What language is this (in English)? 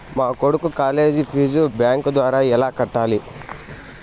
Telugu